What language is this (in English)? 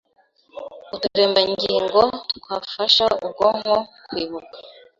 Kinyarwanda